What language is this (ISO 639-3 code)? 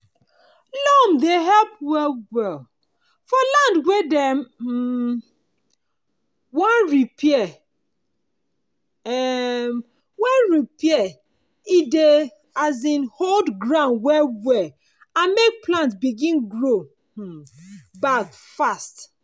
pcm